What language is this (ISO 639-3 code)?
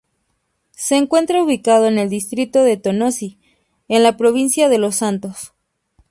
spa